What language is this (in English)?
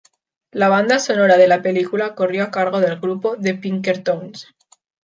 Spanish